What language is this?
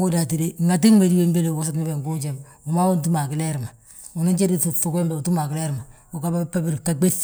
Balanta-Ganja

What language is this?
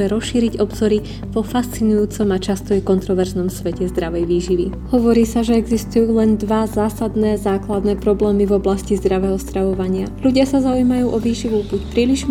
Slovak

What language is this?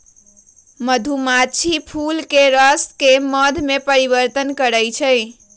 Magahi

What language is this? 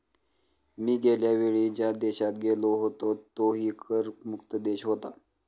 Marathi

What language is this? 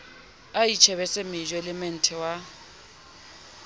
Southern Sotho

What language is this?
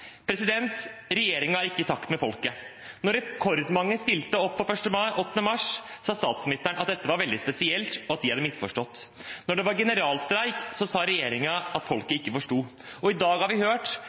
Norwegian Bokmål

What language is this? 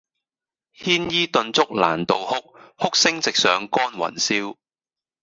Cantonese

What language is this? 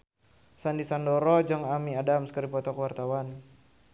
Sundanese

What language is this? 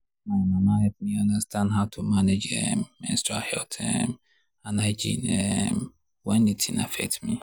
Nigerian Pidgin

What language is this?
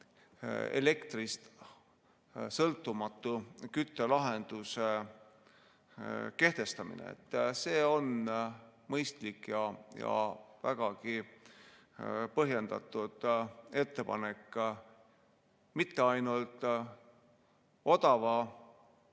Estonian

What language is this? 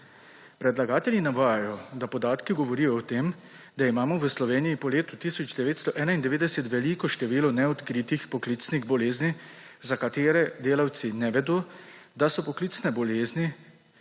Slovenian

